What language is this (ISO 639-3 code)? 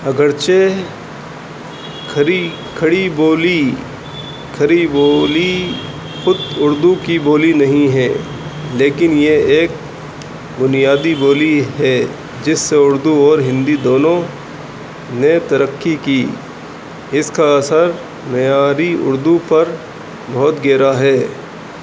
urd